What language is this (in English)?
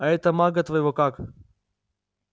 Russian